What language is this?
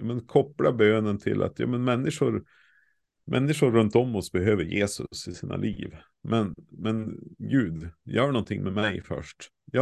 Swedish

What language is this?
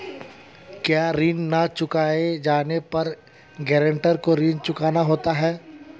Hindi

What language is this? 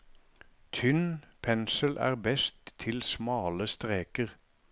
Norwegian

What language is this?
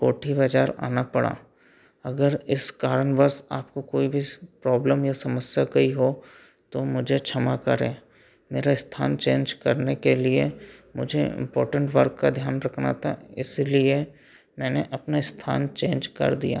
Hindi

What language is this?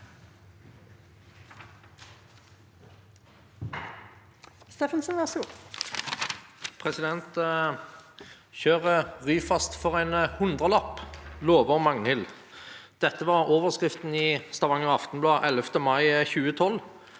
Norwegian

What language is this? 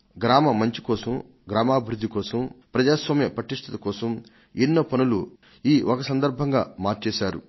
Telugu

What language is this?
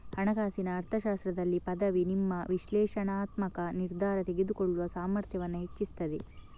Kannada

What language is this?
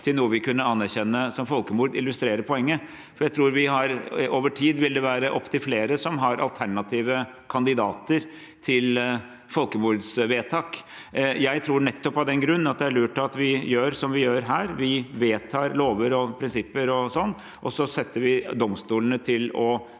Norwegian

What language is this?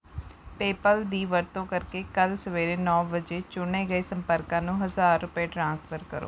Punjabi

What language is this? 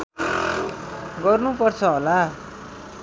Nepali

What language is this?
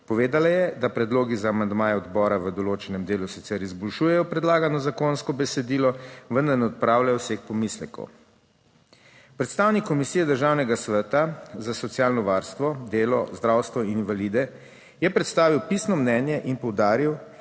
Slovenian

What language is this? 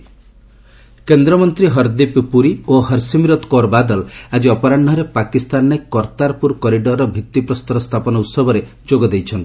Odia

